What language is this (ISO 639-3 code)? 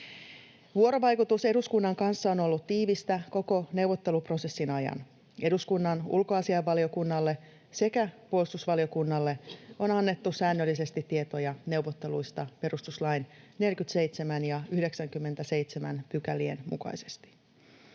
fin